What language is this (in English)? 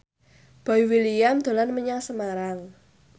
Javanese